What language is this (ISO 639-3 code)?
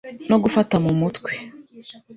kin